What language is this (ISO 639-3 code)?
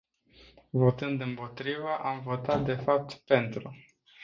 ron